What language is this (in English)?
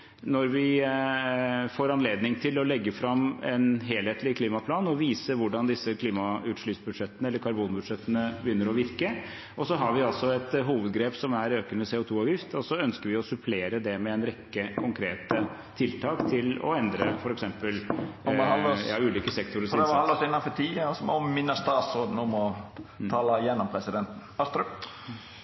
Norwegian